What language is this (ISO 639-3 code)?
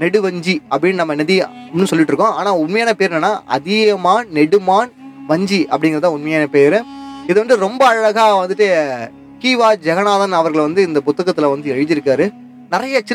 tam